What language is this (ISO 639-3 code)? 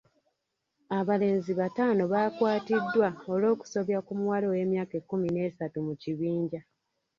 lug